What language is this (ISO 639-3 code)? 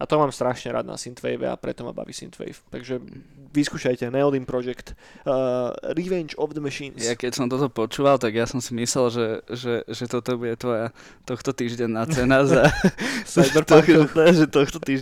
slk